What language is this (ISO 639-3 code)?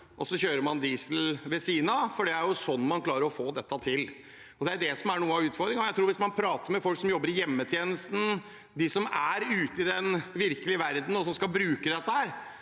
nor